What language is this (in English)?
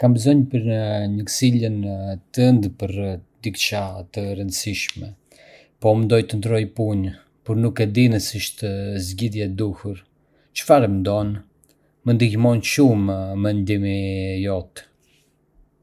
Arbëreshë Albanian